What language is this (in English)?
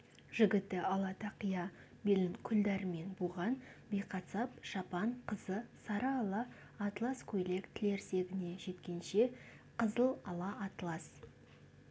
Kazakh